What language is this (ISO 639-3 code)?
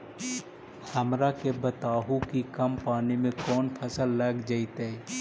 mag